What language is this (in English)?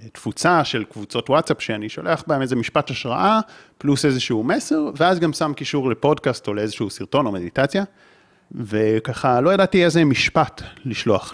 Hebrew